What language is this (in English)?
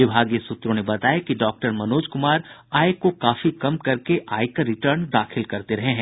Hindi